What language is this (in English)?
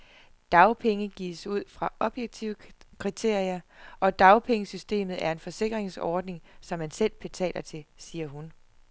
Danish